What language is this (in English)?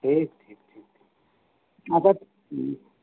Santali